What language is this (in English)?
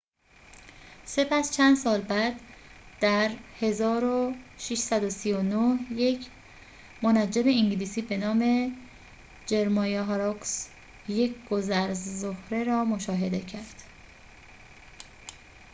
Persian